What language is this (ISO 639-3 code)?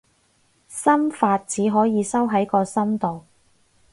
yue